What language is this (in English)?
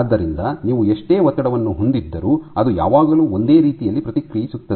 Kannada